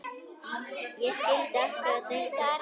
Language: Icelandic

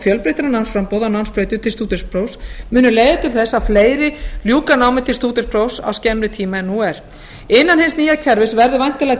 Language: Icelandic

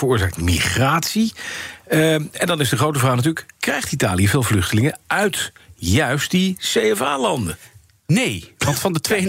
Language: Dutch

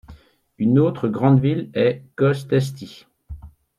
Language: French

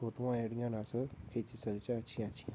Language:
Dogri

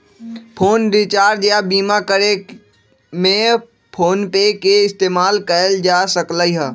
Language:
Magahi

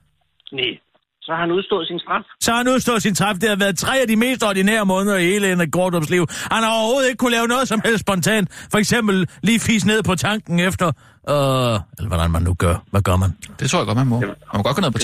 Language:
Danish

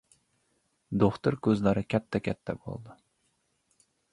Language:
Uzbek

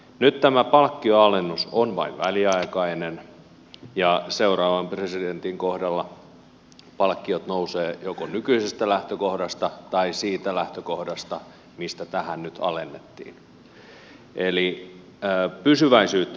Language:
Finnish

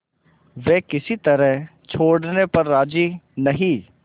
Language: Hindi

